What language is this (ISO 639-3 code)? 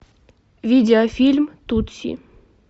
rus